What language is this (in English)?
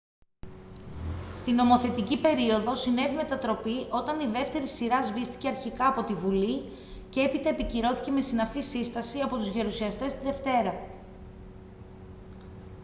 Greek